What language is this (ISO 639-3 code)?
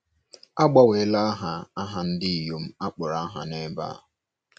ibo